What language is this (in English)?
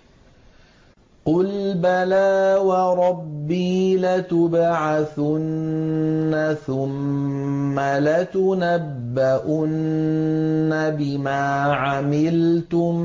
Arabic